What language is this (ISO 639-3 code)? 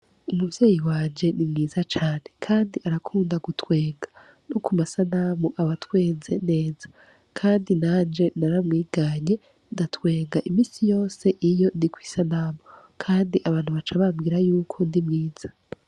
run